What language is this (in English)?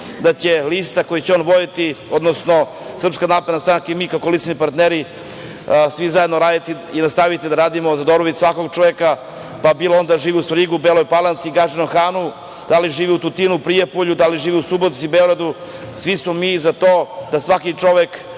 Serbian